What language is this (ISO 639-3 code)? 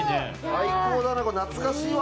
jpn